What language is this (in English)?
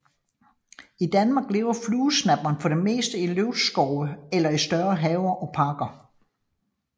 Danish